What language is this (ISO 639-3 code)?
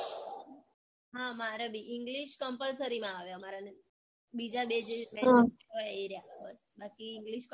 guj